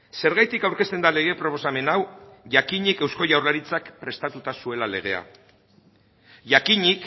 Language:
Basque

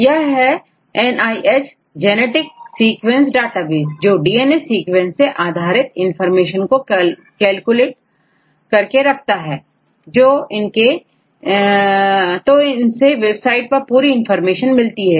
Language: Hindi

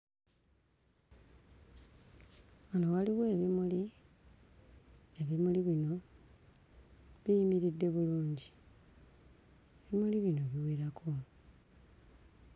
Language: Ganda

